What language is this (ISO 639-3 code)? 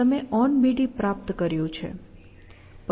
guj